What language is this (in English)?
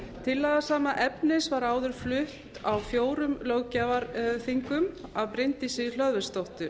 Icelandic